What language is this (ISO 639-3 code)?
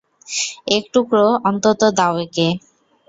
ben